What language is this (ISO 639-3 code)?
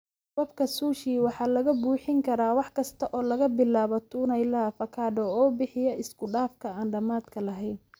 som